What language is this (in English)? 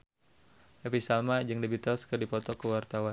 Sundanese